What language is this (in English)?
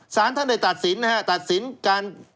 Thai